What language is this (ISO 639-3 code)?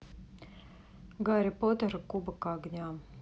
rus